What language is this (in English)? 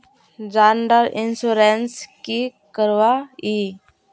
Magahi